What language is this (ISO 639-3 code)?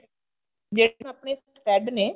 pan